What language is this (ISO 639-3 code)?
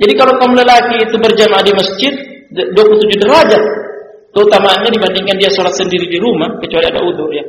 ind